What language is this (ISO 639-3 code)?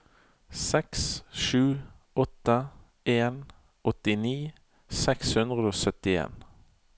nor